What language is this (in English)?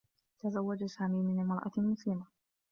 Arabic